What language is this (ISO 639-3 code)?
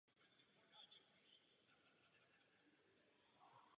ces